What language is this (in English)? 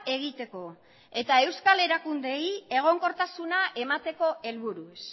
Basque